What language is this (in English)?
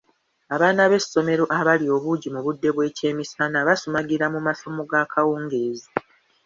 Ganda